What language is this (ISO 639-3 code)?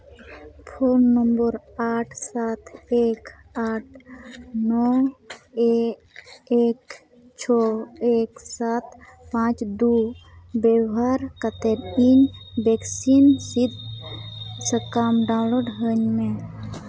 sat